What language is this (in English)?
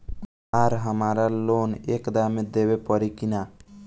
Bhojpuri